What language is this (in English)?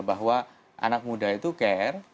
Indonesian